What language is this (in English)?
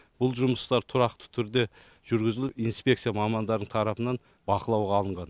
Kazakh